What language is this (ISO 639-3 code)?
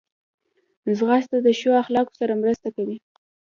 pus